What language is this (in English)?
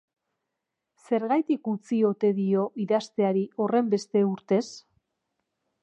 Basque